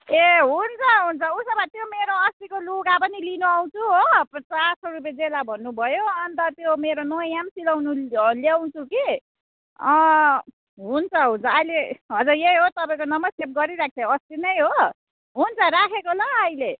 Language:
Nepali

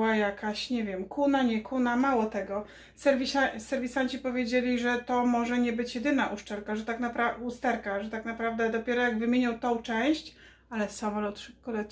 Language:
Polish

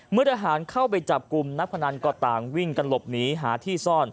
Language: Thai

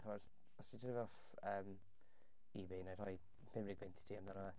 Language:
Welsh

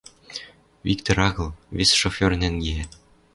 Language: Western Mari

